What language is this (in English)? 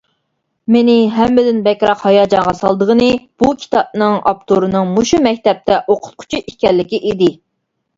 Uyghur